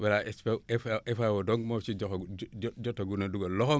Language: Wolof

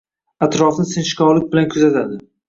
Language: Uzbek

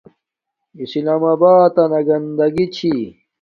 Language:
Domaaki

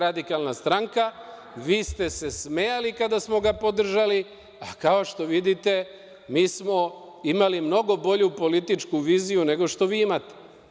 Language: Serbian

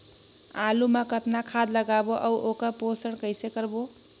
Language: Chhattisgarhi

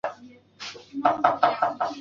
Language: Chinese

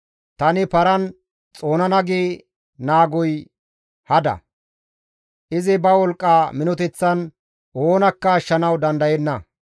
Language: Gamo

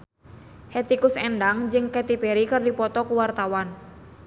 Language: Sundanese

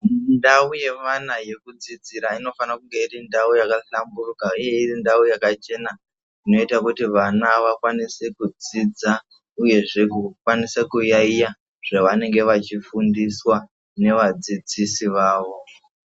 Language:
Ndau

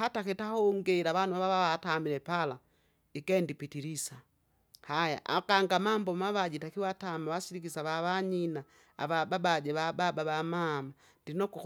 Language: Kinga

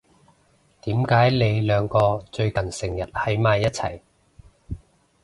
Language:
Cantonese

